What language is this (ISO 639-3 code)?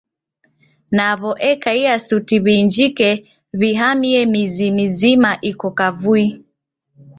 dav